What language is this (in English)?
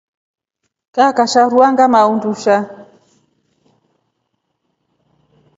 Rombo